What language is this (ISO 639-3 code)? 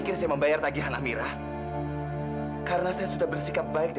ind